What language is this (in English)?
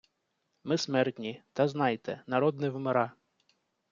Ukrainian